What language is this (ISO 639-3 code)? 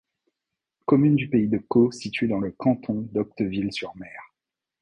fra